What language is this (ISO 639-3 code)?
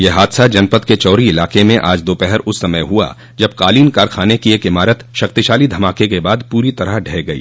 hin